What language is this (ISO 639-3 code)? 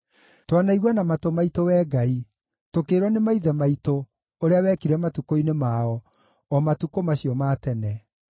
kik